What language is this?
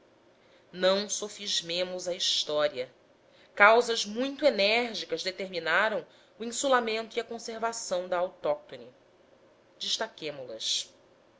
Portuguese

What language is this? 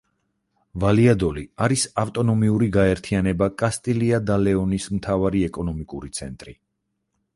Georgian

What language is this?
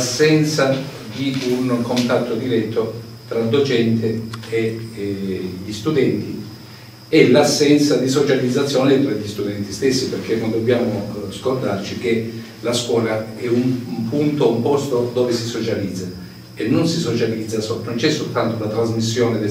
Italian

